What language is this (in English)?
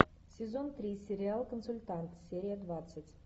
Russian